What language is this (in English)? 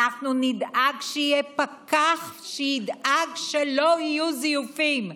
Hebrew